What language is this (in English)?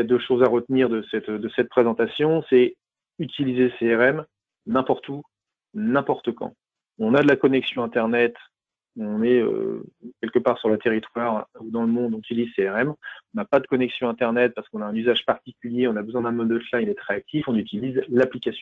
French